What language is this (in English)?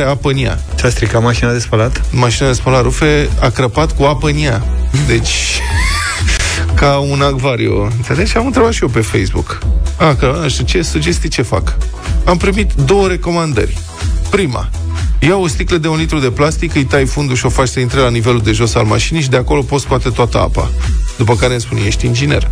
Romanian